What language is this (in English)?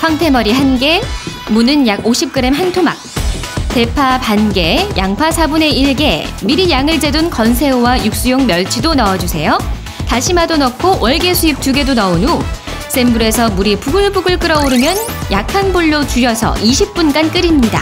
Korean